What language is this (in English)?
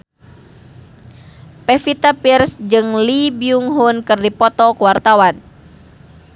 Sundanese